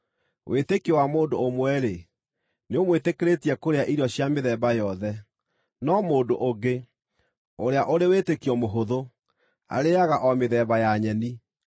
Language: Kikuyu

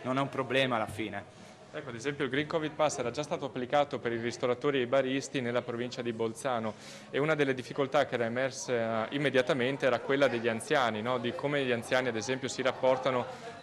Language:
Italian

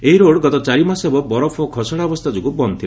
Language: Odia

